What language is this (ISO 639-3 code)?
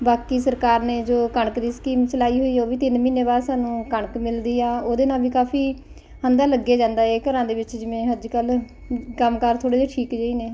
pan